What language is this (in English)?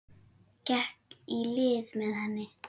Icelandic